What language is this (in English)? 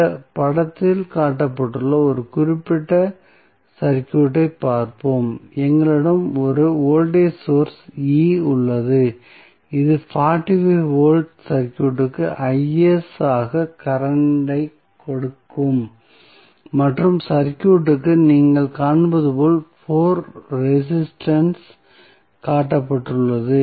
Tamil